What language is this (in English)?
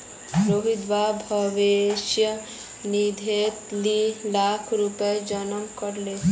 Magahi